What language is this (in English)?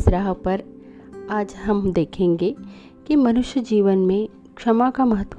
Hindi